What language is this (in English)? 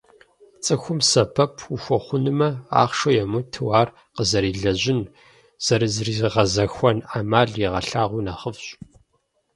Kabardian